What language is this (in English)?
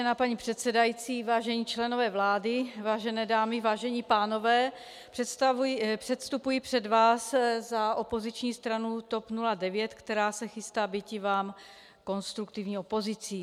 Czech